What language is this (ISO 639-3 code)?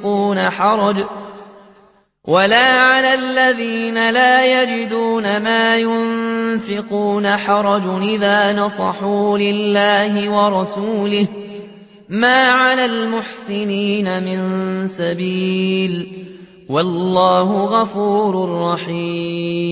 ara